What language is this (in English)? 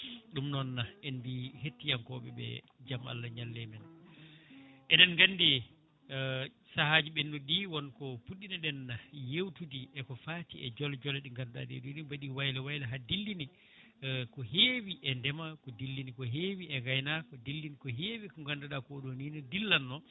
Fula